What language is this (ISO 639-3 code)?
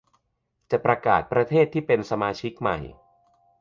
tha